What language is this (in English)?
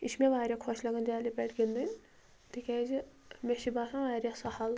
Kashmiri